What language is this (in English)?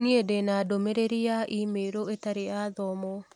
Kikuyu